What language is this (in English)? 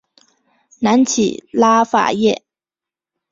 Chinese